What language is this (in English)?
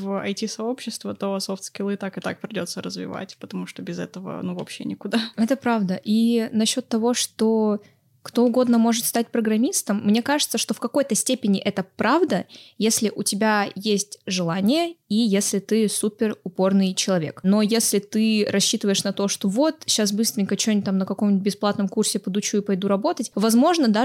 Russian